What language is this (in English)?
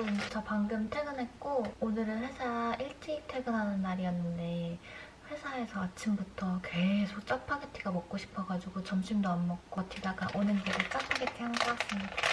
Korean